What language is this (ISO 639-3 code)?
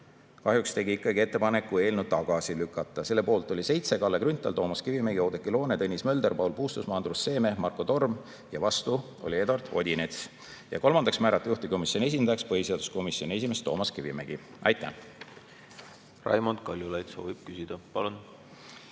est